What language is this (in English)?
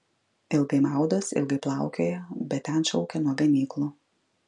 Lithuanian